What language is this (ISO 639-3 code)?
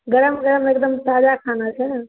mai